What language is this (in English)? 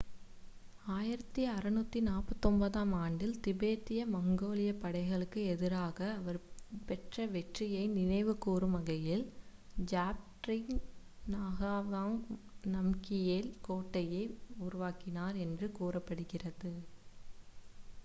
Tamil